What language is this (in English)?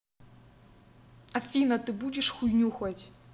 Russian